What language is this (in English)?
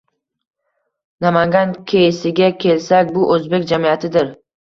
Uzbek